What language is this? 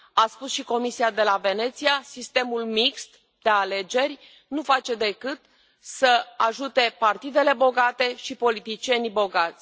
Romanian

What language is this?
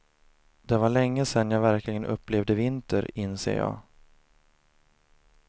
Swedish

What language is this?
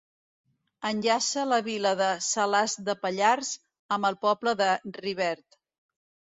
Catalan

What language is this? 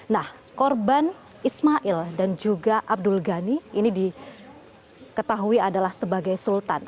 Indonesian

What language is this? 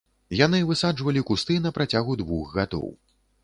Belarusian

